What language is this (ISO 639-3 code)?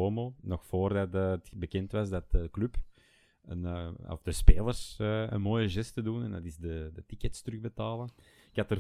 nld